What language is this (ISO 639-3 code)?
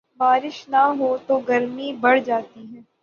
urd